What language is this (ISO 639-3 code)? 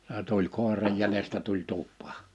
fin